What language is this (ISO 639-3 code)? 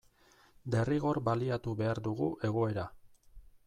eus